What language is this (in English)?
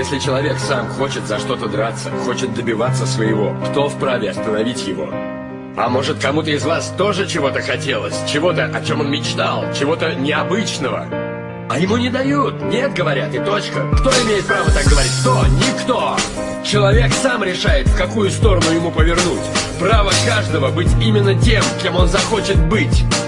Russian